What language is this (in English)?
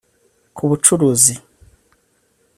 Kinyarwanda